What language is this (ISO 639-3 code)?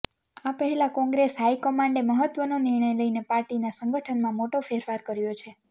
guj